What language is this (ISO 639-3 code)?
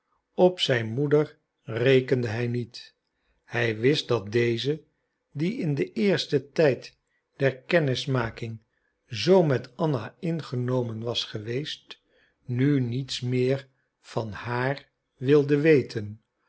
nld